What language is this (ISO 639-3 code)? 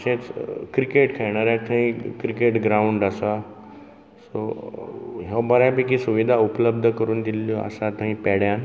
kok